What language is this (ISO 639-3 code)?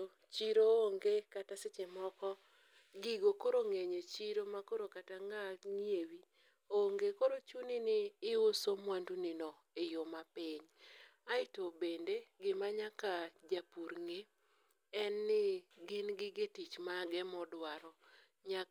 luo